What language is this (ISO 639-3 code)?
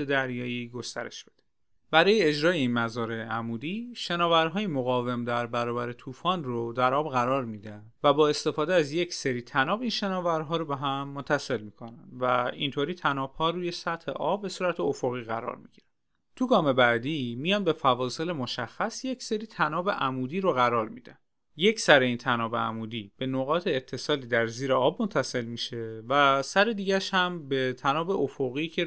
fas